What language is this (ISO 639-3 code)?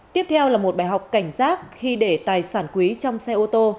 vie